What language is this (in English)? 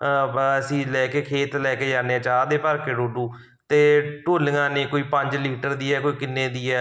Punjabi